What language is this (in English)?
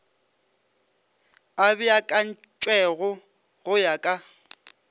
Northern Sotho